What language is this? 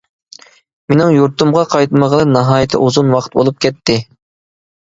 Uyghur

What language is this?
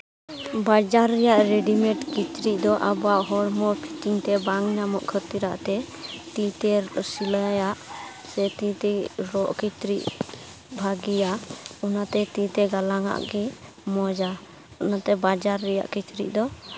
Santali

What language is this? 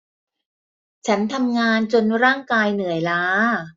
Thai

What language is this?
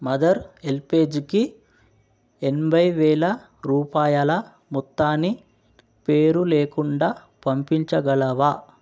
Telugu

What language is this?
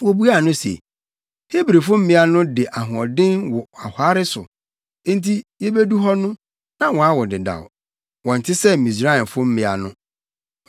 Akan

